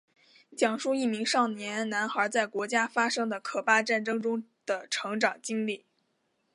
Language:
Chinese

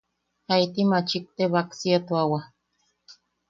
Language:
Yaqui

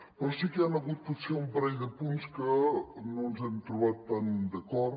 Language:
Catalan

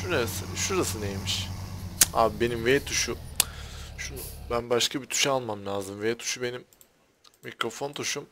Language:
Turkish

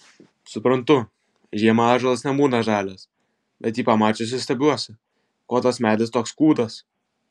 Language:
Lithuanian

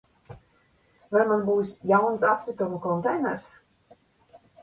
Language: Latvian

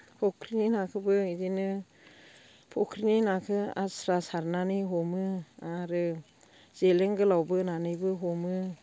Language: Bodo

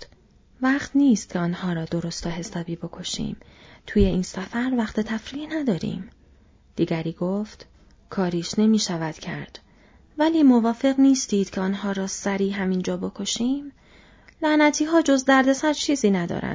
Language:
Persian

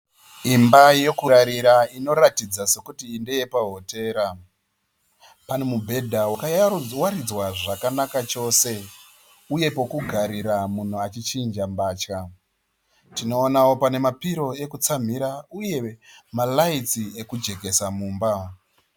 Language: Shona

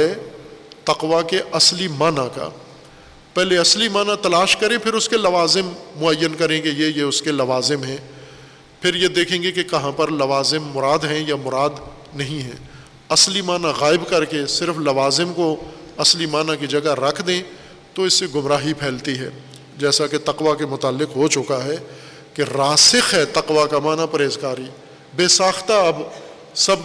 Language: Urdu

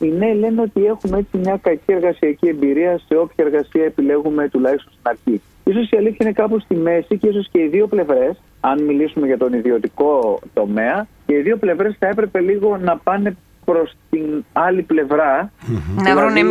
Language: Greek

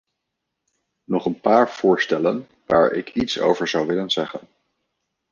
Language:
Dutch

